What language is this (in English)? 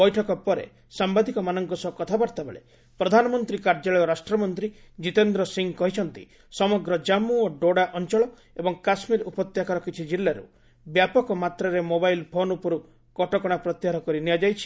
Odia